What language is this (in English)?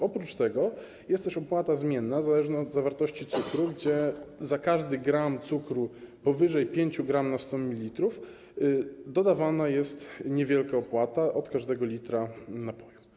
Polish